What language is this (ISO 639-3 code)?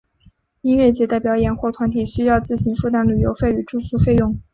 zho